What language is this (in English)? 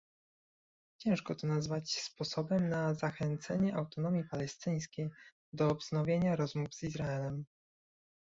Polish